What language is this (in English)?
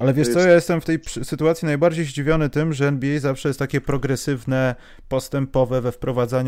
Polish